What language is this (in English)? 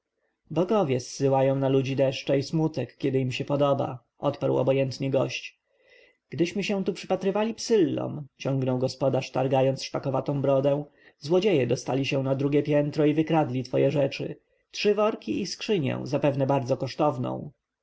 Polish